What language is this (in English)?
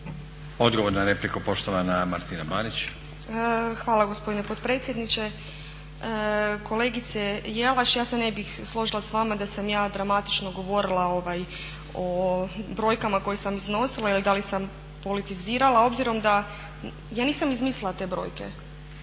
Croatian